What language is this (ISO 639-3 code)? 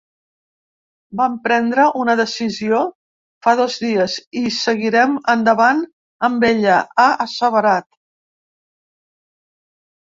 cat